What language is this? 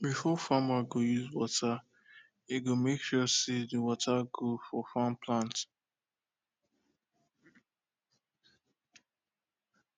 Nigerian Pidgin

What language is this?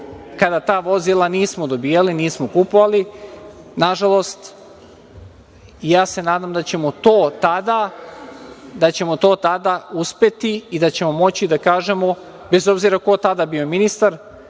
Serbian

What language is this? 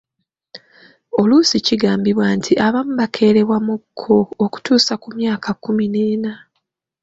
Ganda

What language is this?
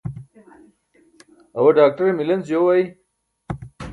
Burushaski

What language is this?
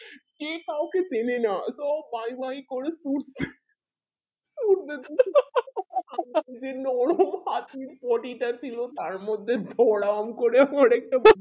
Bangla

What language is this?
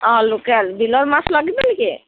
Assamese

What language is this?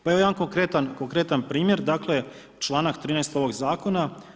Croatian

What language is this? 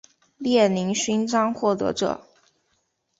Chinese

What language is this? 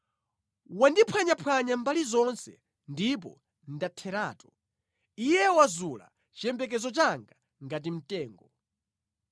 Nyanja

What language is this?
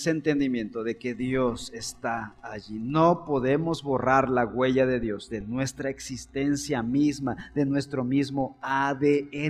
Spanish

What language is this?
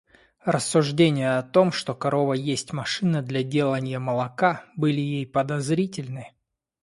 Russian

